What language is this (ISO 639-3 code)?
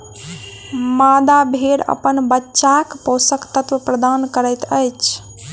mai